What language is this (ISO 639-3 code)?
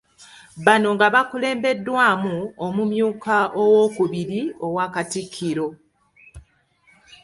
lug